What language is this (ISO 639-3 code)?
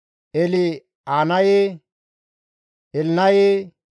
gmv